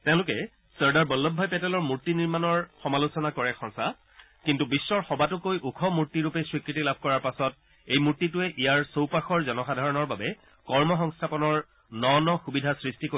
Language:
Assamese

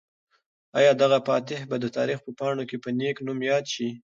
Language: Pashto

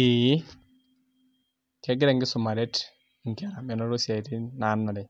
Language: Masai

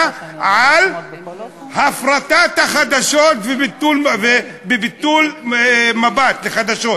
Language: Hebrew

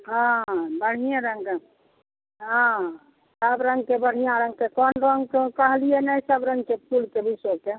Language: Maithili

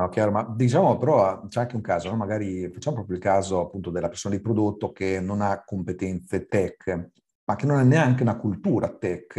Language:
Italian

